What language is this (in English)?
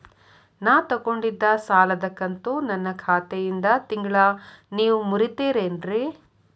Kannada